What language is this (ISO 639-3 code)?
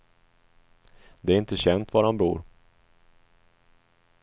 swe